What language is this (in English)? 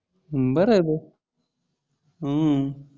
Marathi